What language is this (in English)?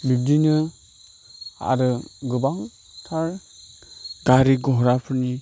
Bodo